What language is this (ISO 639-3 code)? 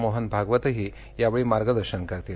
mar